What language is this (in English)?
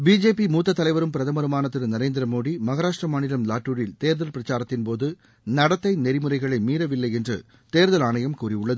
Tamil